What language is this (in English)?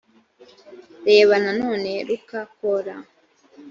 Kinyarwanda